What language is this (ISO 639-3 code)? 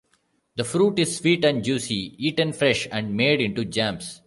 eng